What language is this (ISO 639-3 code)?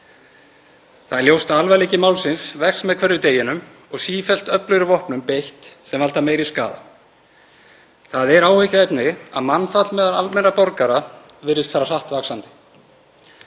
isl